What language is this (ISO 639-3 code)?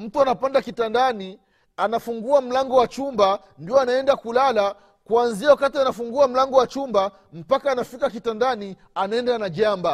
swa